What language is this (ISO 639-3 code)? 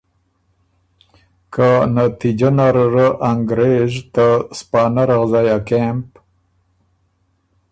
oru